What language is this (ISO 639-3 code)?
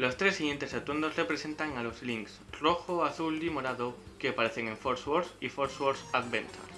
spa